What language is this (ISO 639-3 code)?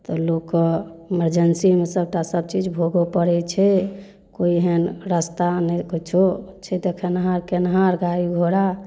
mai